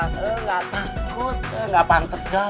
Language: Indonesian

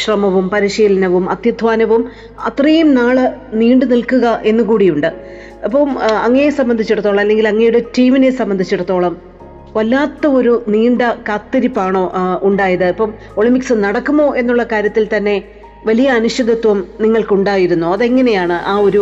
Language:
Malayalam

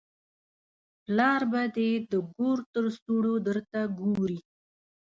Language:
Pashto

